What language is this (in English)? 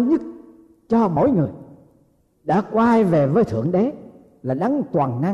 Vietnamese